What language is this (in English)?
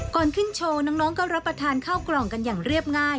Thai